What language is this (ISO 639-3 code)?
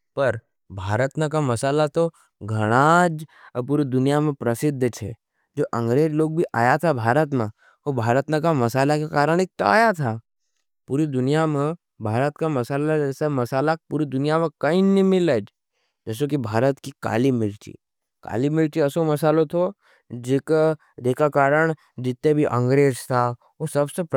noe